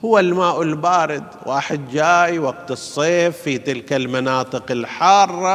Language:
Arabic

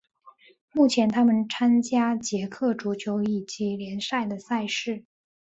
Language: Chinese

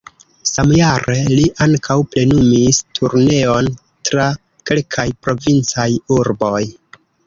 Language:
Esperanto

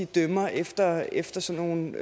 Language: Danish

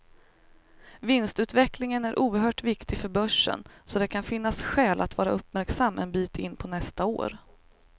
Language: Swedish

